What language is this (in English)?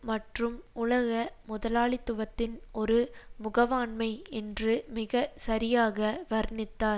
Tamil